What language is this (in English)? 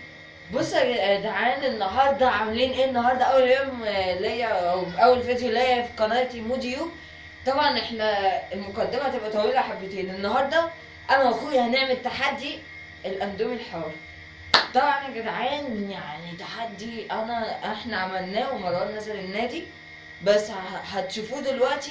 Arabic